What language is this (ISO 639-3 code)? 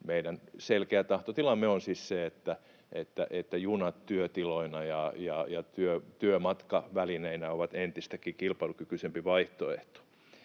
fin